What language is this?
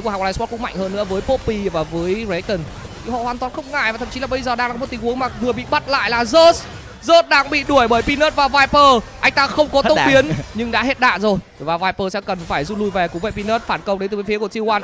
Vietnamese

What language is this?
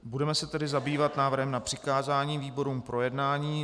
Czech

